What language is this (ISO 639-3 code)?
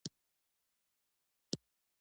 pus